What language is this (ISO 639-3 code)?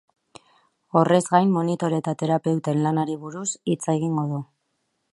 eus